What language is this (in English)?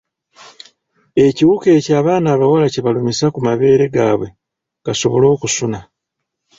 Ganda